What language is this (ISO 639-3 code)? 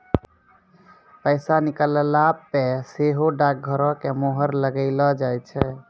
mai